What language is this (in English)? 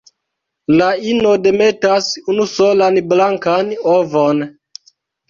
Esperanto